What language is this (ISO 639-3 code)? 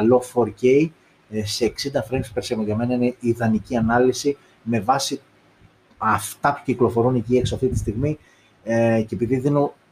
ell